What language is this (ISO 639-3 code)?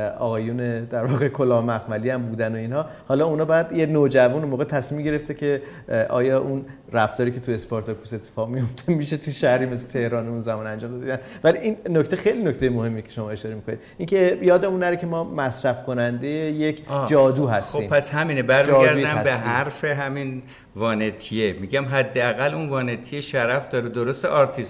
fas